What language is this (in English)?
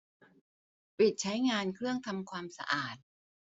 Thai